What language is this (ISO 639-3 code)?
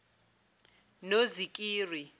zul